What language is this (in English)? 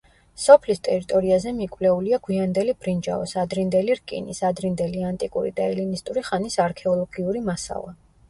Georgian